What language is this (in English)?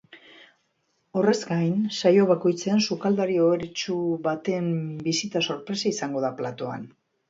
Basque